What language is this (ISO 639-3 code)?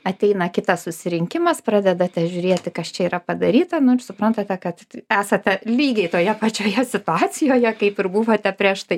lit